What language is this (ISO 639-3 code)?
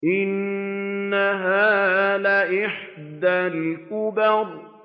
ara